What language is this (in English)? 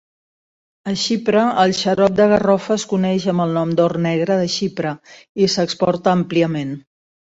Catalan